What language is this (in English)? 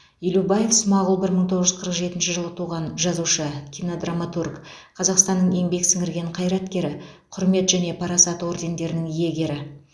Kazakh